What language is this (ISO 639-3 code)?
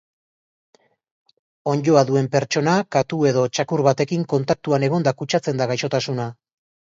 eus